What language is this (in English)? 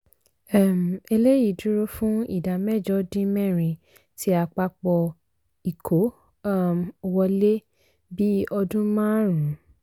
Yoruba